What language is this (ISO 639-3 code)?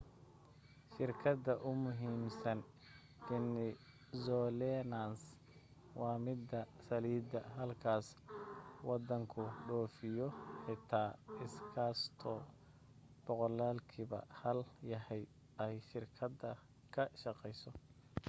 som